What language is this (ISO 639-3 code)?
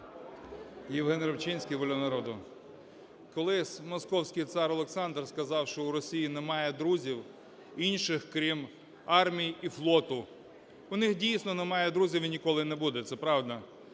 ukr